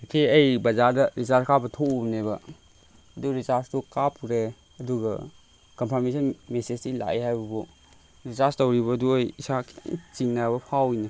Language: Manipuri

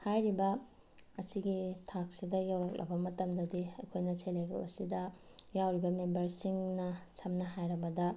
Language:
Manipuri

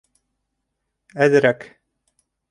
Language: Bashkir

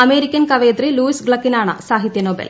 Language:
Malayalam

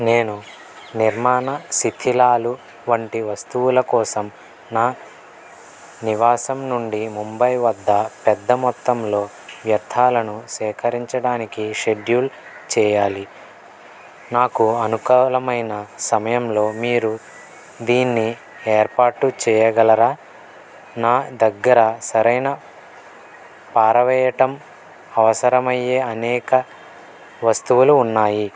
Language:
Telugu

